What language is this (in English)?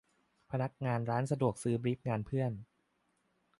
Thai